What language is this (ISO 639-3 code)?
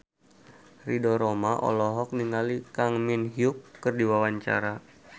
sun